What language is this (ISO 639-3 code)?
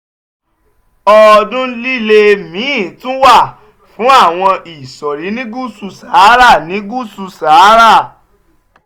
yor